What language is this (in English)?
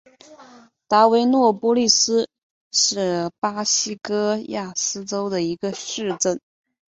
Chinese